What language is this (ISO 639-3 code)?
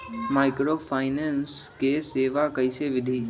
mag